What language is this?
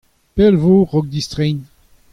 Breton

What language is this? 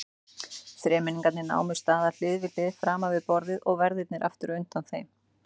Icelandic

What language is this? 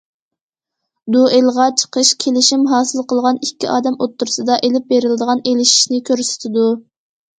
Uyghur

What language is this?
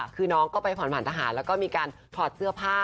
Thai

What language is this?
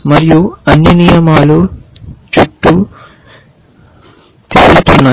Telugu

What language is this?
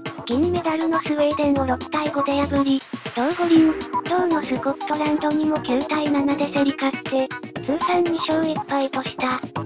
Japanese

